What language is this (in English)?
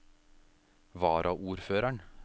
Norwegian